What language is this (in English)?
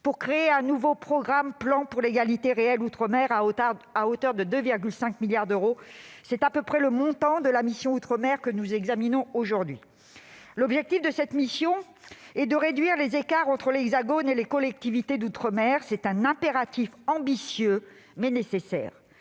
French